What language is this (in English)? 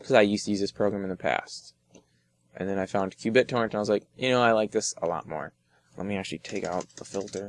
English